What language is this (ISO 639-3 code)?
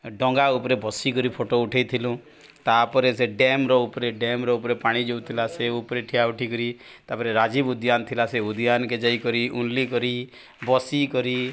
ori